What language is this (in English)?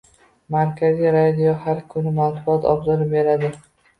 Uzbek